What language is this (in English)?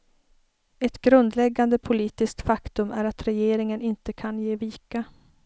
Swedish